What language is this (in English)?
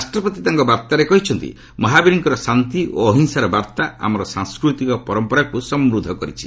Odia